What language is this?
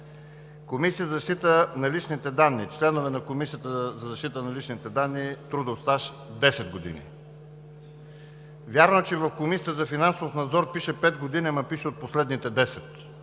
Bulgarian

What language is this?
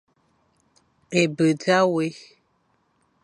Fang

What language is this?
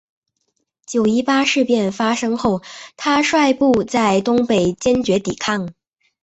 Chinese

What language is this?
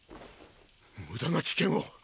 Japanese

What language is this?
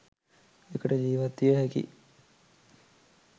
Sinhala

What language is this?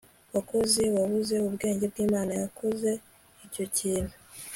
Kinyarwanda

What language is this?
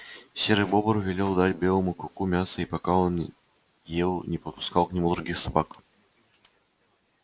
Russian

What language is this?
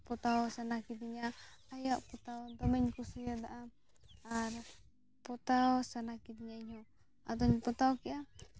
Santali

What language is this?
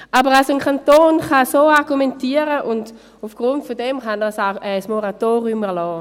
Swiss German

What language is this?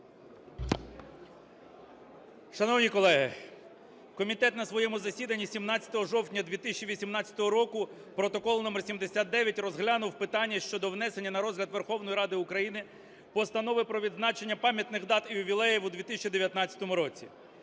Ukrainian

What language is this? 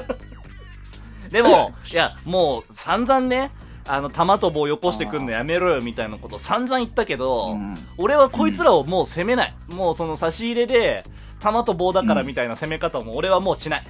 Japanese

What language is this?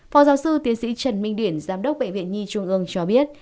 Vietnamese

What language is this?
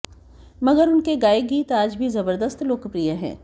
Hindi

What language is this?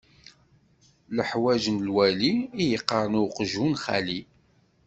Kabyle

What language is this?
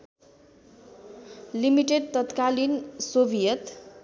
Nepali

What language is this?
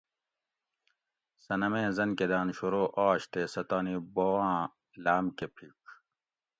Gawri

